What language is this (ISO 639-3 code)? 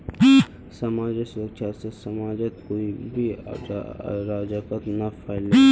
mag